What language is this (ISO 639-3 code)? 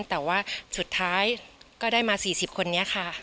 tha